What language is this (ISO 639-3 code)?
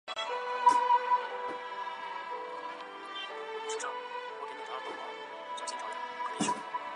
zho